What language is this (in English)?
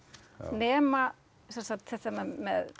Icelandic